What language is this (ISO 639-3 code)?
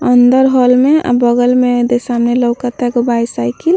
bho